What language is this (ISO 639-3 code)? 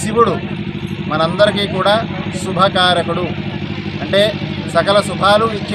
hin